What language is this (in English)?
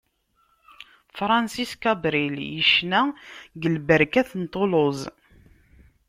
Kabyle